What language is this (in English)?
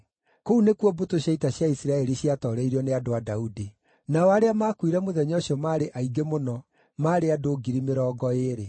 Kikuyu